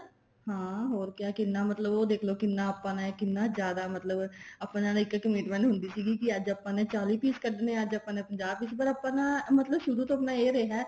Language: Punjabi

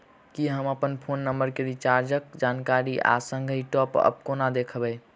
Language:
Maithili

